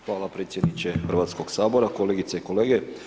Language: Croatian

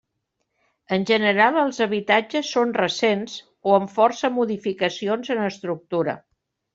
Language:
Catalan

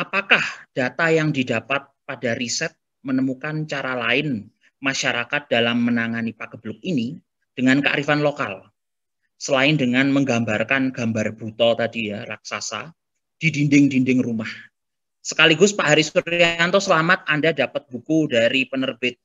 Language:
Indonesian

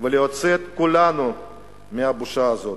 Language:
Hebrew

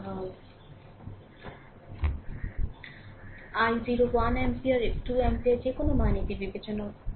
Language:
Bangla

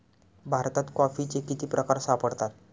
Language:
Marathi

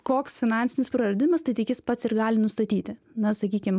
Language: Lithuanian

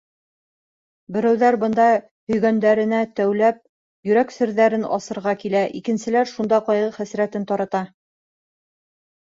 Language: Bashkir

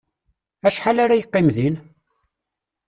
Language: Kabyle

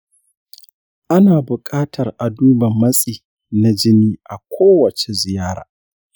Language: Hausa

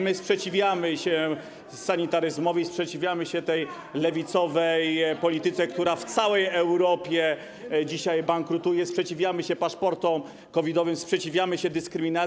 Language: Polish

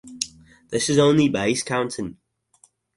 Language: English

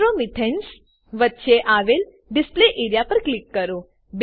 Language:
Gujarati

